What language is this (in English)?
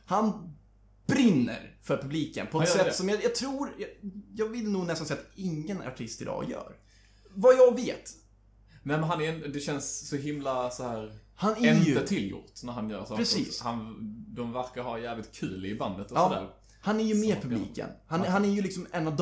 Swedish